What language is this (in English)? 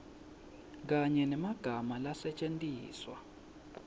Swati